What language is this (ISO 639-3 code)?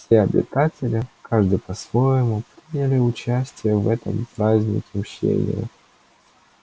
rus